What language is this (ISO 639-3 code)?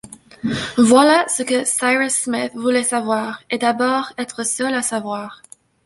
fra